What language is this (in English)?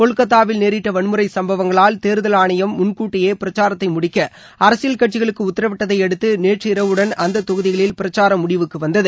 Tamil